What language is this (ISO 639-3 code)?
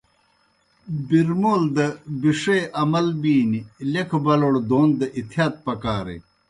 plk